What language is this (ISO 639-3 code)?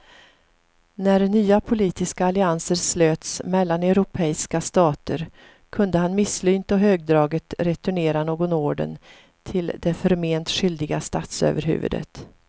swe